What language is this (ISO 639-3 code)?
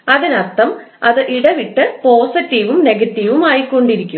mal